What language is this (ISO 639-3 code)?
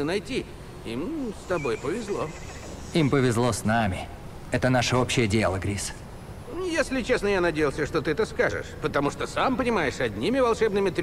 rus